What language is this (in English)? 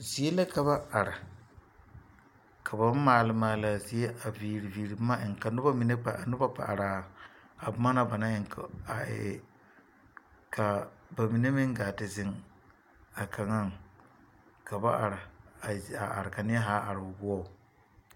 Southern Dagaare